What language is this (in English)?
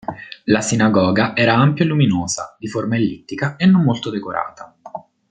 Italian